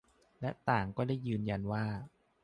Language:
Thai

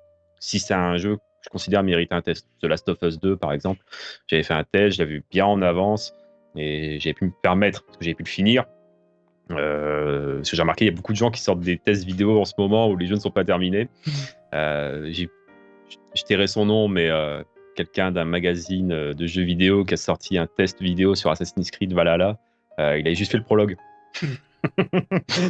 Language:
French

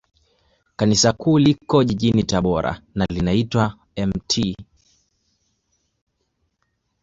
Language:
Swahili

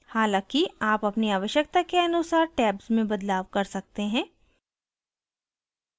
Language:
Hindi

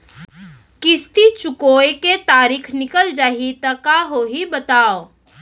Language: Chhattisgarhi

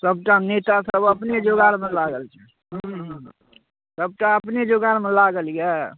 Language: Maithili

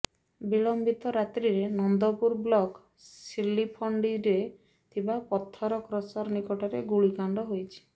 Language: Odia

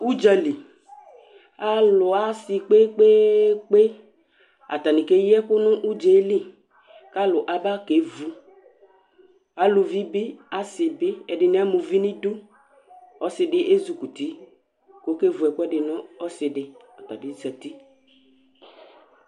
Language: Ikposo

